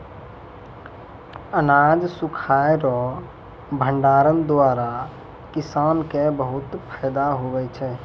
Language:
Maithili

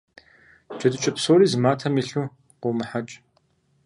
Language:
Kabardian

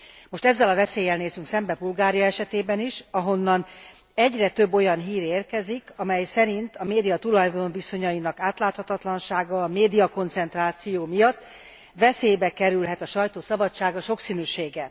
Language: Hungarian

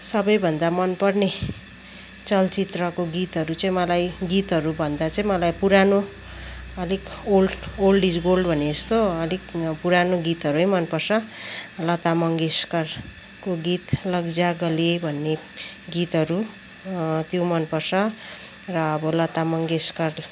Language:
Nepali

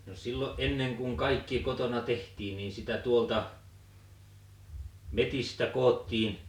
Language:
Finnish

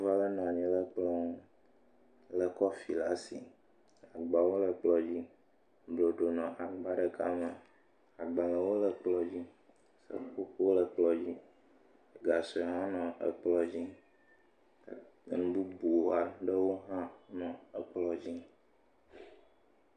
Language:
Ewe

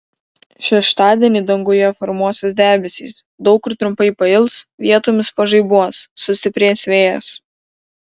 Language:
Lithuanian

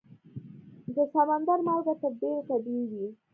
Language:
Pashto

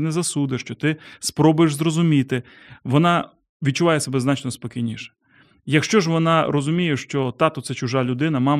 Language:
Ukrainian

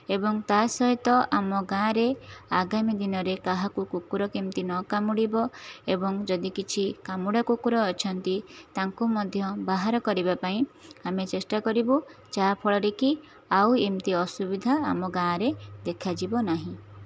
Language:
Odia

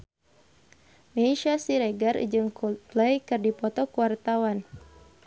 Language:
Sundanese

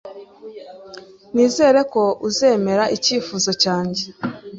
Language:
Kinyarwanda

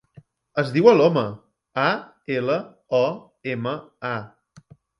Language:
Catalan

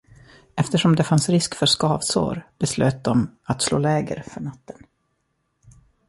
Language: Swedish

